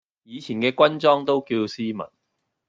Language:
Cantonese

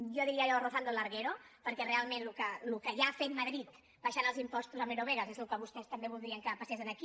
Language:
Catalan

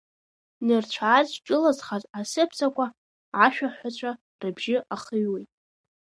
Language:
Abkhazian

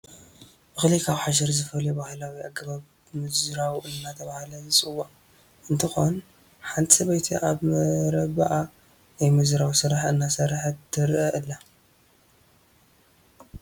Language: Tigrinya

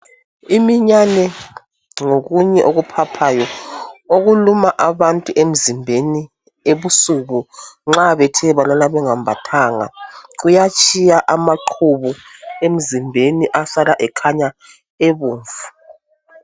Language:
North Ndebele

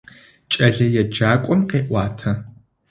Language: Adyghe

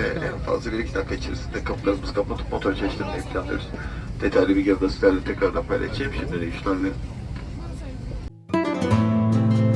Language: Turkish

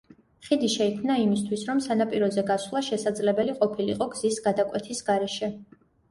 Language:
Georgian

